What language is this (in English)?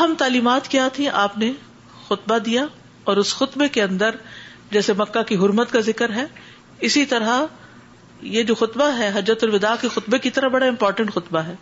Urdu